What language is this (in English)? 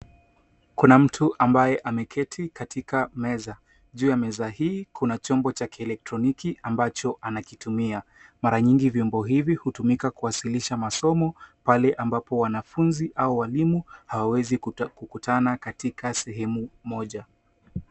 Swahili